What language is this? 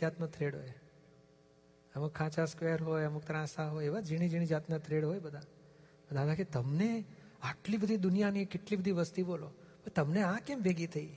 Gujarati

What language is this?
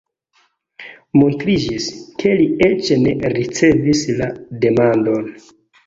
Esperanto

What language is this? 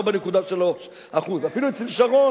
Hebrew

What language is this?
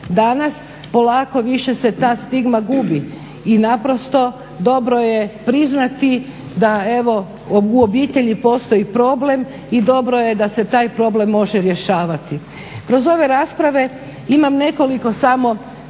Croatian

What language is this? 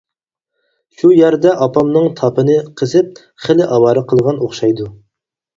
Uyghur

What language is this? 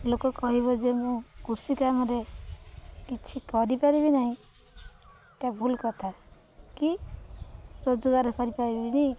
Odia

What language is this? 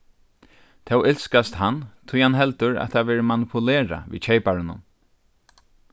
Faroese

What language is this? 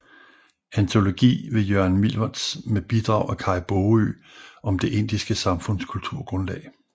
Danish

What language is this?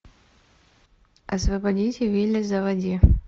Russian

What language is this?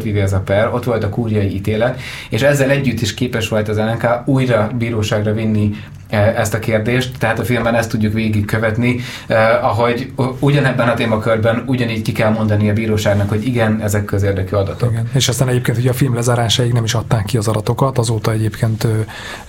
Hungarian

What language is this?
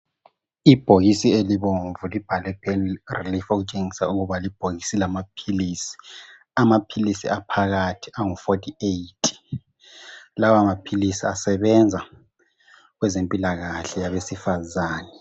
North Ndebele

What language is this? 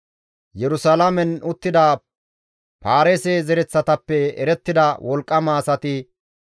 Gamo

